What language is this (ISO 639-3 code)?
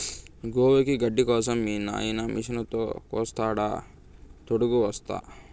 tel